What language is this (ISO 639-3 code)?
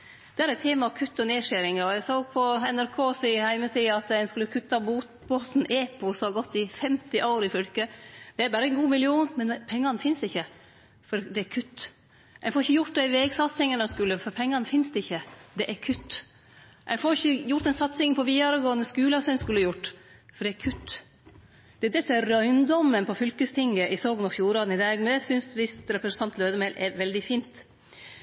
nno